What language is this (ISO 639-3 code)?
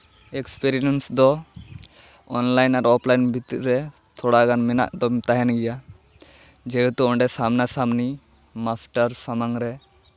sat